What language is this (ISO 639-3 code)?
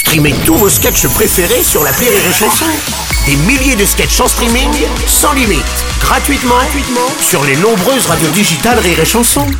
fra